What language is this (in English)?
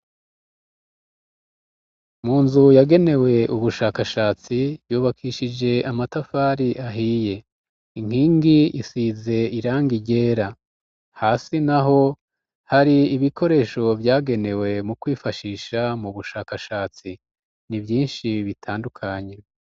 Rundi